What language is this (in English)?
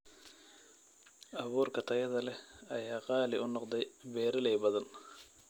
Somali